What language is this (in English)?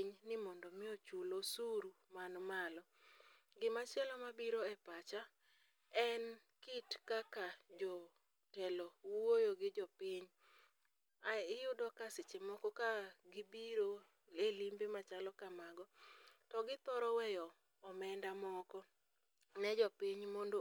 Luo (Kenya and Tanzania)